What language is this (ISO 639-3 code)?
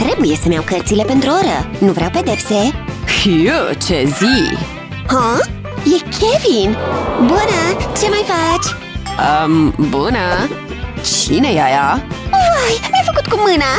ron